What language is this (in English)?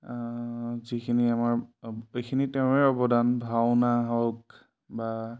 Assamese